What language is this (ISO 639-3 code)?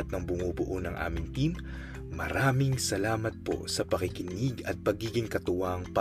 fil